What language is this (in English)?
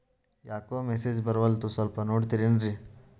Kannada